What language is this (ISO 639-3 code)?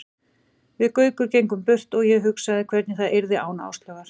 isl